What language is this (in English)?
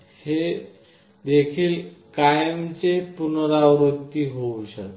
Marathi